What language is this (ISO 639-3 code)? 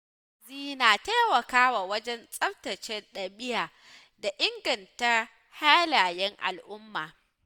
hau